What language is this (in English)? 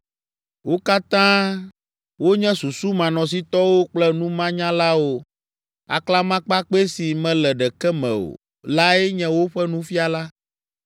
Ewe